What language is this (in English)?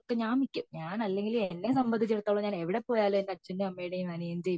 Malayalam